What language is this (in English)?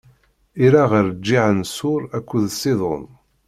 Kabyle